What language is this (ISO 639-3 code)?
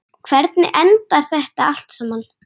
isl